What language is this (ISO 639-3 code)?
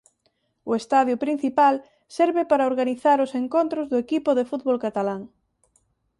glg